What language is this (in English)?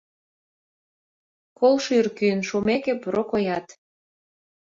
Mari